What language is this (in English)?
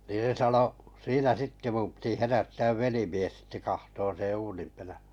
Finnish